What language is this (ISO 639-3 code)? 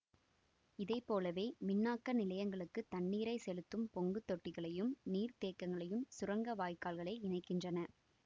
tam